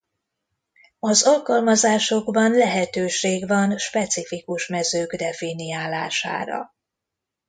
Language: Hungarian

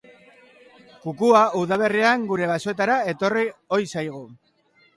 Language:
Basque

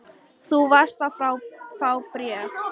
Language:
Icelandic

